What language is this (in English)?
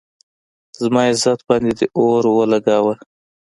Pashto